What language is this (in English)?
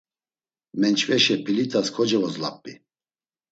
Laz